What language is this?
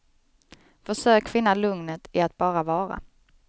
Swedish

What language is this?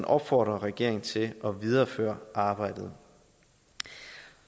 Danish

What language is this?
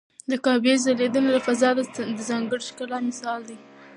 Pashto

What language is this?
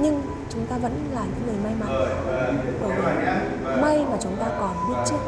Vietnamese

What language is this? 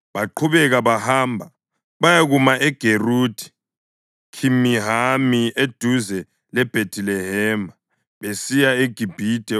North Ndebele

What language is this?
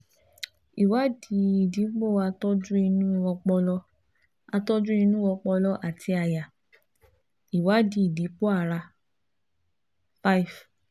Yoruba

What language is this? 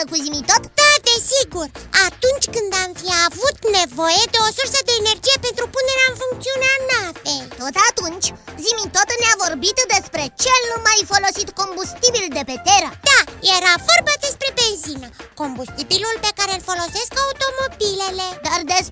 Romanian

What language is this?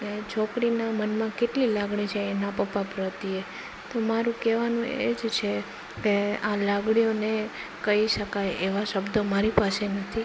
Gujarati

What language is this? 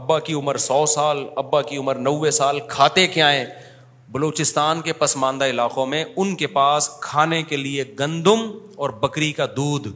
Urdu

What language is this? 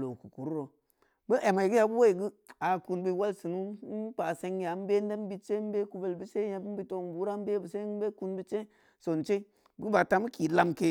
Samba Leko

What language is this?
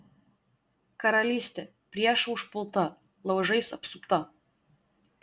Lithuanian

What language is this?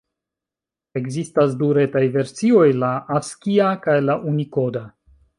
Esperanto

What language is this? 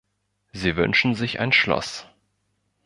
German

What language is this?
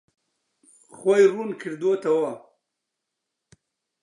Central Kurdish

